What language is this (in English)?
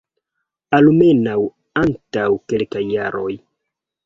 Esperanto